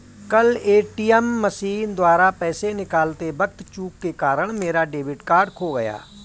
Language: Hindi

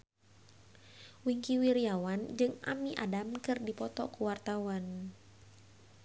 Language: Sundanese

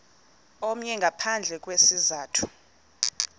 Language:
Xhosa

